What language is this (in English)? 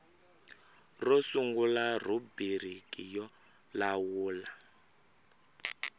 Tsonga